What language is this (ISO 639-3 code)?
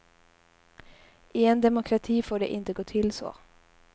swe